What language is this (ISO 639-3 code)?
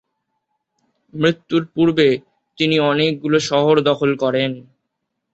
ben